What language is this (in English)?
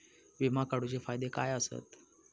Marathi